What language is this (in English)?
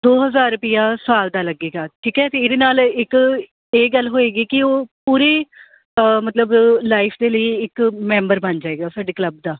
Punjabi